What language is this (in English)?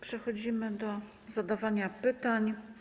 Polish